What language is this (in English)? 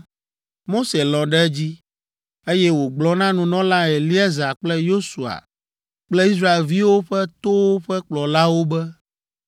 Ewe